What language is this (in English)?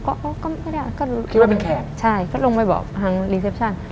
Thai